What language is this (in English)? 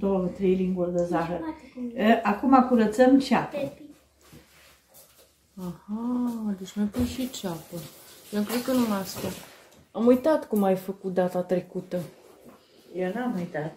Romanian